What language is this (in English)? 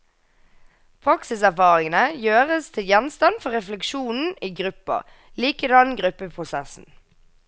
Norwegian